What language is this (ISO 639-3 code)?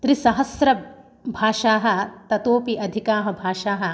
san